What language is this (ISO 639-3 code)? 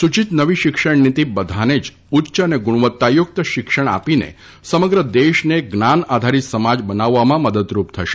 guj